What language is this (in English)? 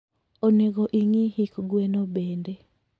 Luo (Kenya and Tanzania)